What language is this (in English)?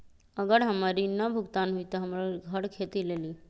Magahi